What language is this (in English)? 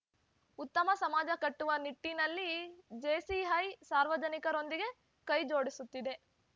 Kannada